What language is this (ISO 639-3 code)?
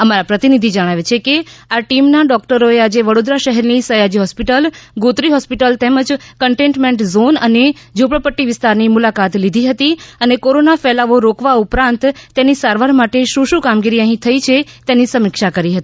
guj